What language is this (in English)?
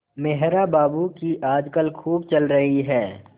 Hindi